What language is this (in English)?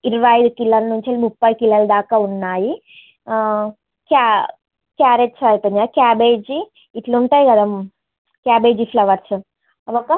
Telugu